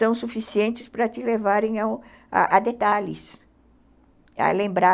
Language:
Portuguese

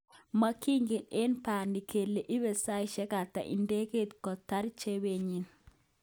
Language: Kalenjin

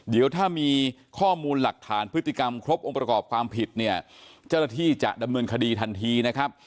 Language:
Thai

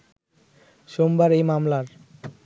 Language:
Bangla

